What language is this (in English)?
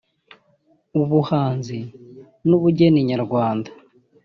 Kinyarwanda